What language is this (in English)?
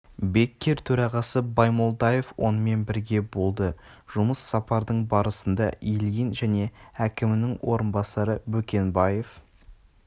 Kazakh